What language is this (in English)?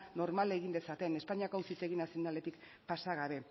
Basque